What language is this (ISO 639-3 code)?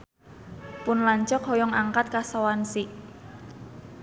sun